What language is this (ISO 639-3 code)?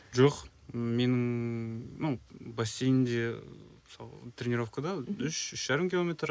kaz